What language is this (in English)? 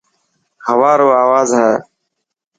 Dhatki